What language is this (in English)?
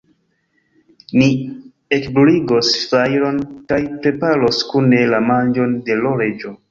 Esperanto